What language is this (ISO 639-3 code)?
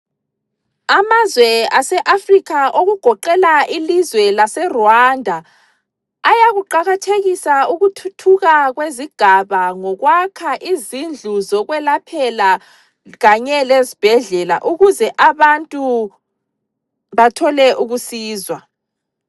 nde